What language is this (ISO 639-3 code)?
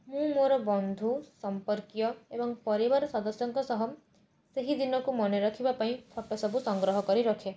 ori